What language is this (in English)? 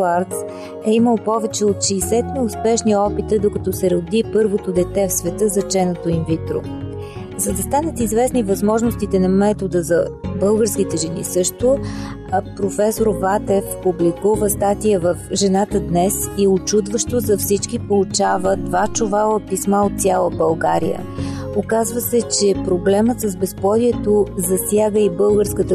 Bulgarian